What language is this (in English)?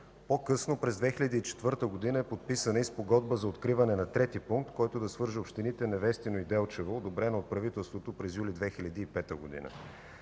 Bulgarian